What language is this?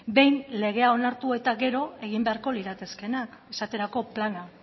Basque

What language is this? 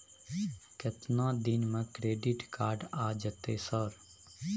Maithili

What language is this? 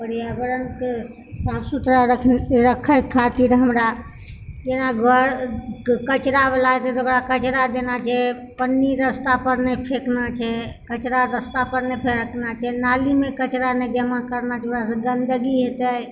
Maithili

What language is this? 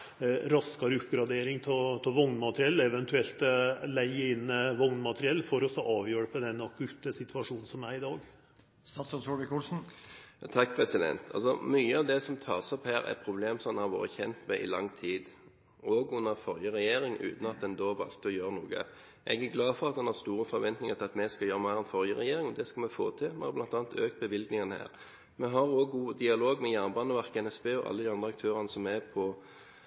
Norwegian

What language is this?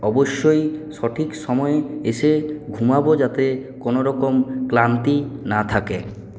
Bangla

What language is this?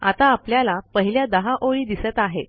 Marathi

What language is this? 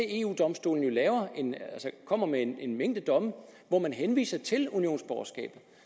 Danish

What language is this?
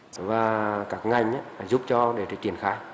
Vietnamese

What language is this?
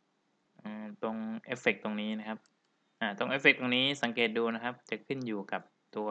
Thai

